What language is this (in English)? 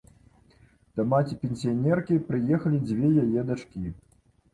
Belarusian